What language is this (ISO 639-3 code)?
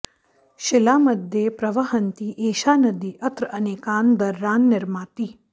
san